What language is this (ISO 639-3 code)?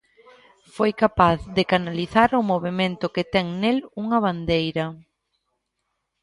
glg